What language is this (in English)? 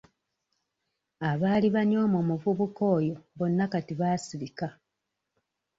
Ganda